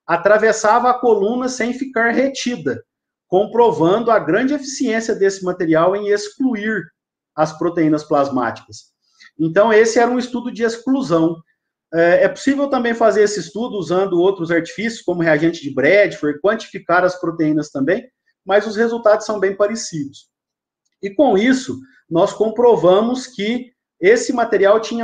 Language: Portuguese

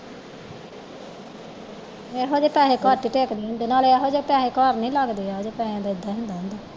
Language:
Punjabi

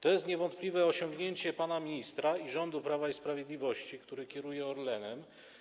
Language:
Polish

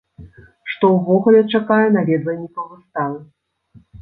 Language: Belarusian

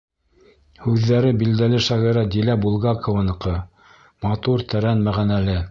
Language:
Bashkir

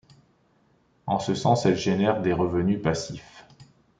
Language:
French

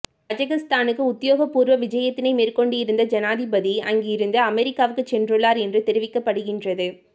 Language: Tamil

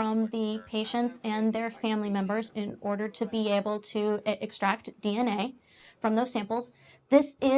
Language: English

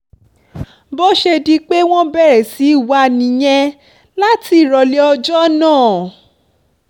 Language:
Yoruba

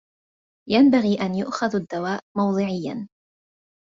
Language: Arabic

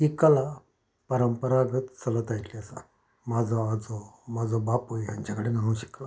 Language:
Konkani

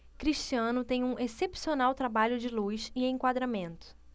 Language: Portuguese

